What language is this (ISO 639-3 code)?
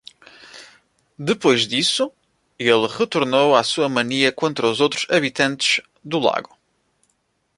por